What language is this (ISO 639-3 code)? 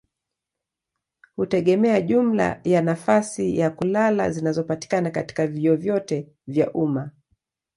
swa